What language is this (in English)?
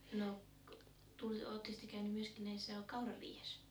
Finnish